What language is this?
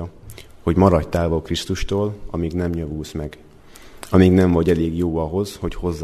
Hungarian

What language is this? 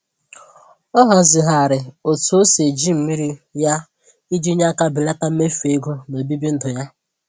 Igbo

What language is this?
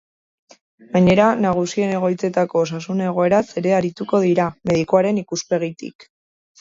Basque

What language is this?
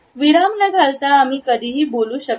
Marathi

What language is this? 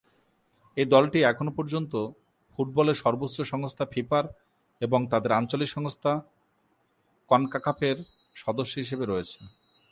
Bangla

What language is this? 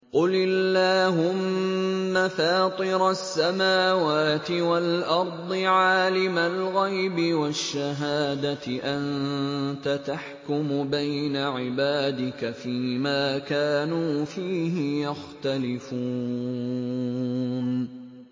Arabic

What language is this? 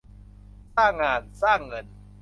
Thai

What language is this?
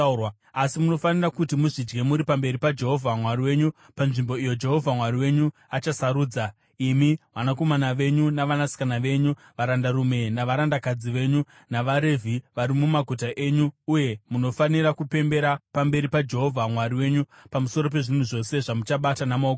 Shona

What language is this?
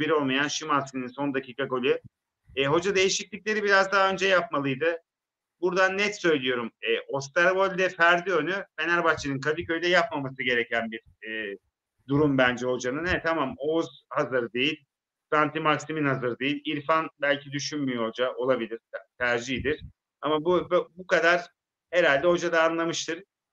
Turkish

